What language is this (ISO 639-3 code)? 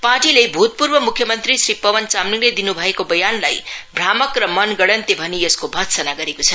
nep